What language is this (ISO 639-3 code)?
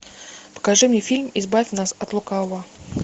rus